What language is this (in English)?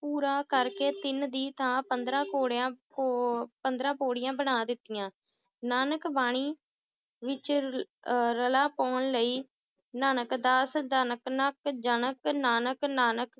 Punjabi